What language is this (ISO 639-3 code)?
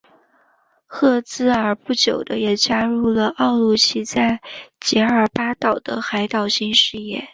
zho